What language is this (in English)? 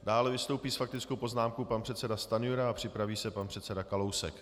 Czech